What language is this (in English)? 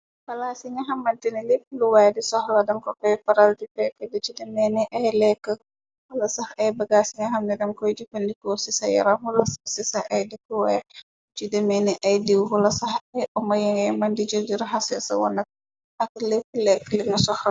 Wolof